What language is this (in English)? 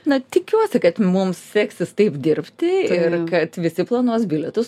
Lithuanian